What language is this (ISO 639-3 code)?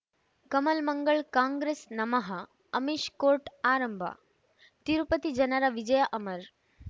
kan